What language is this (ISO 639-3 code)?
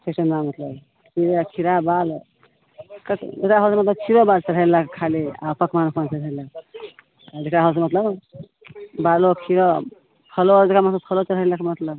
mai